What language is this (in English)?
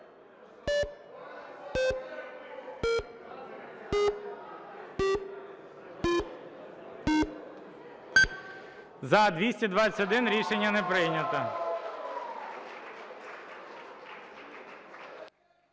Ukrainian